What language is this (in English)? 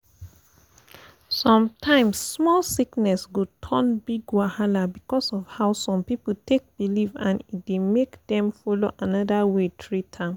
Nigerian Pidgin